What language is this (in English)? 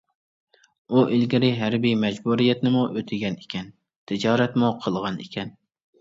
Uyghur